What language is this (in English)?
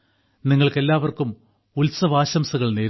Malayalam